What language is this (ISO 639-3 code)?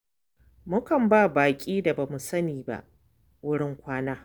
hau